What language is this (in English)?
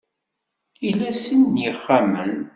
Kabyle